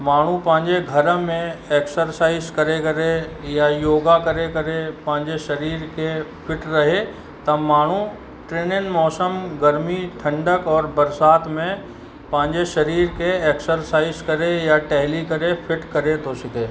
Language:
Sindhi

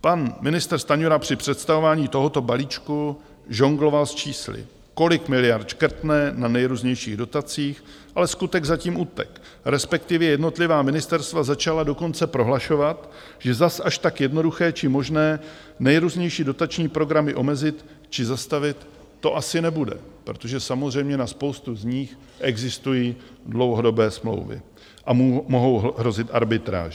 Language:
Czech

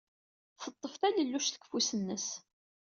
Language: Kabyle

